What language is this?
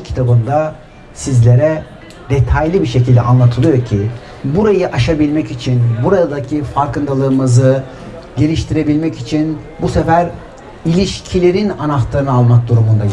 Turkish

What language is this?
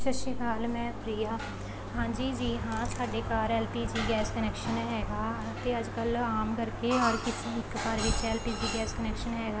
Punjabi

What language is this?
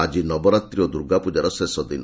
Odia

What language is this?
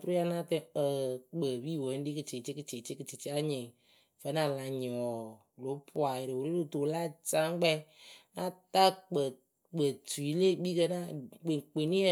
Akebu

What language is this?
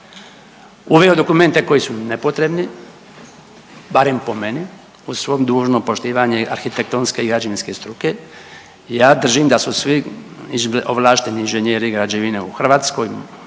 Croatian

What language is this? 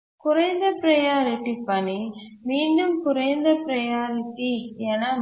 Tamil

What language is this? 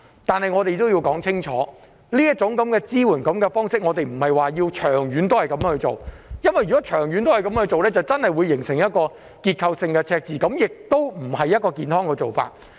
Cantonese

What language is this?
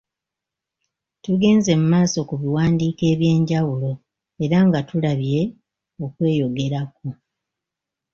Ganda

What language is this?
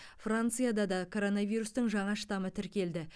Kazakh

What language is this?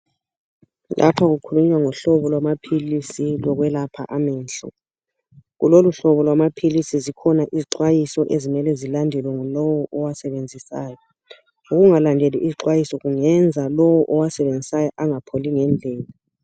North Ndebele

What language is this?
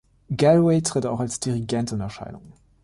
German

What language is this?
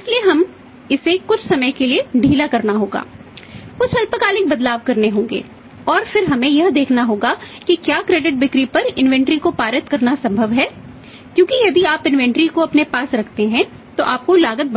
Hindi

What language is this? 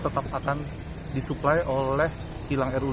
Indonesian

